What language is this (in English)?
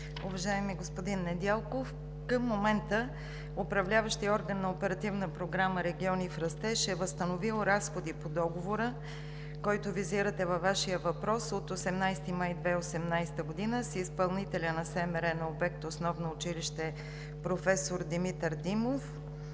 Bulgarian